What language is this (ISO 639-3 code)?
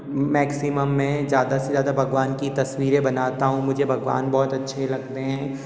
hin